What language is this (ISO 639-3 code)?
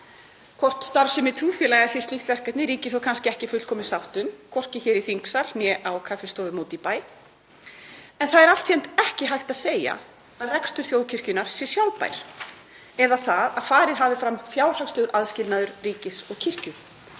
isl